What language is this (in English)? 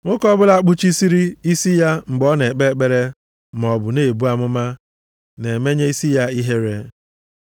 Igbo